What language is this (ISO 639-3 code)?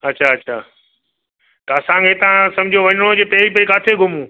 snd